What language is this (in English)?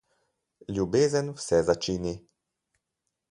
Slovenian